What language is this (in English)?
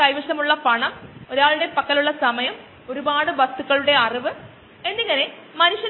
Malayalam